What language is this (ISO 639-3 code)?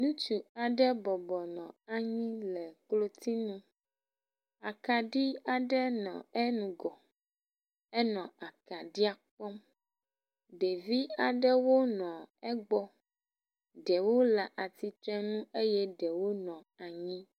ewe